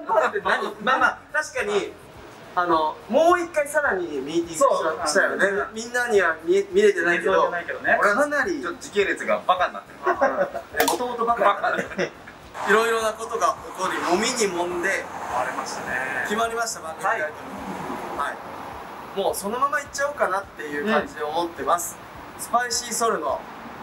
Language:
Japanese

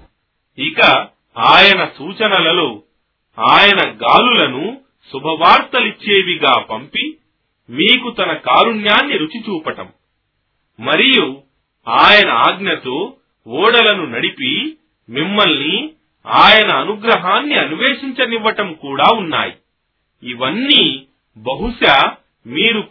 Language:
Telugu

